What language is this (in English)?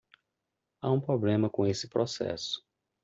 Portuguese